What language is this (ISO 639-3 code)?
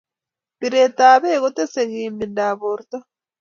kln